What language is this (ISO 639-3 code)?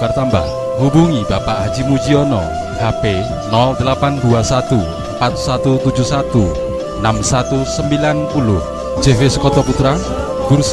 ind